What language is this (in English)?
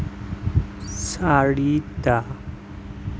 Assamese